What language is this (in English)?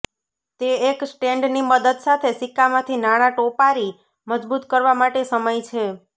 Gujarati